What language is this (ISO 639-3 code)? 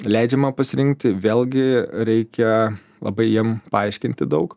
lit